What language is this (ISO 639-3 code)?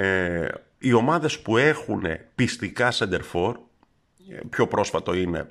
ell